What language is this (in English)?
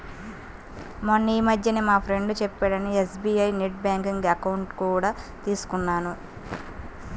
Telugu